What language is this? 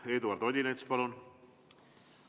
Estonian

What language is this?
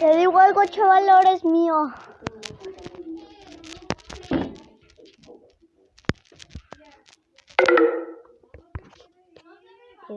Spanish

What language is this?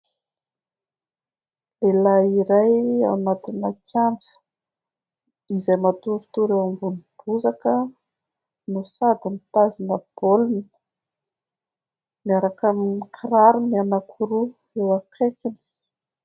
Malagasy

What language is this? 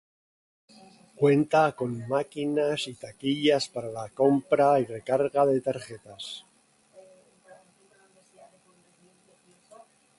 Spanish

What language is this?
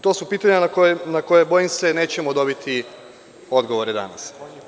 Serbian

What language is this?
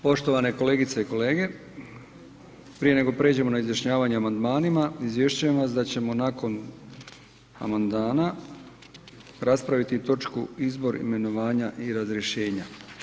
Croatian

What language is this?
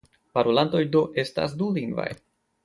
Esperanto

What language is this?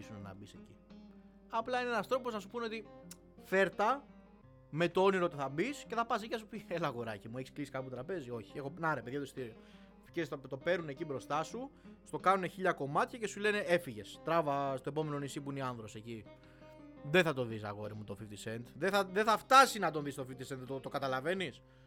Greek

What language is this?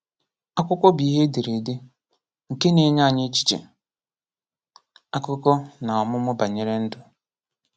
Igbo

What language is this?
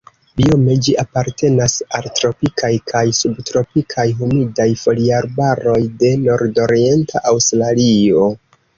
Esperanto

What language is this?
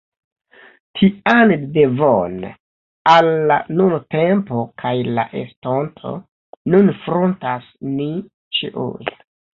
Esperanto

